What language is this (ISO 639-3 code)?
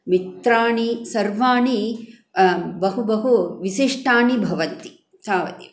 san